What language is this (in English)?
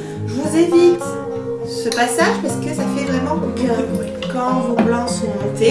French